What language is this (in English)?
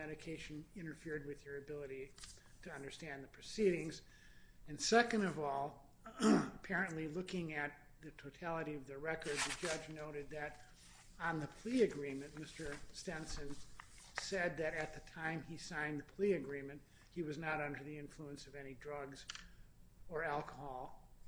English